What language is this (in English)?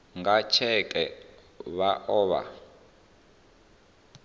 Venda